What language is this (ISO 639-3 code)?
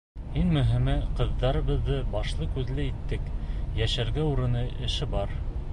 bak